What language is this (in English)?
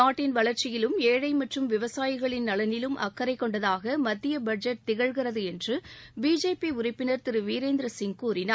Tamil